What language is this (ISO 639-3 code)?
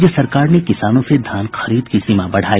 hin